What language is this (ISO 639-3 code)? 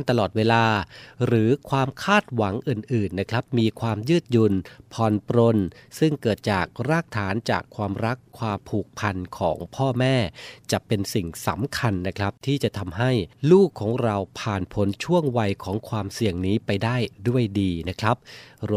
tha